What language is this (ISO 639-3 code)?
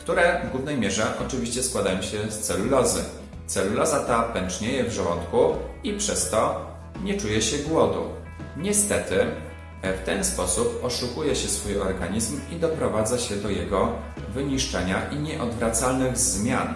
pol